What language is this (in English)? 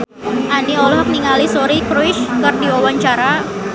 Sundanese